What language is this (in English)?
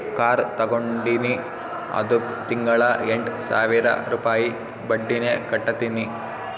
Kannada